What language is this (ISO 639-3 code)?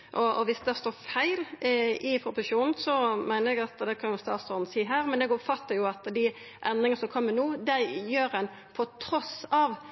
nno